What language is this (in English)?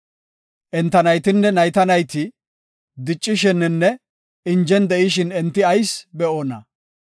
Gofa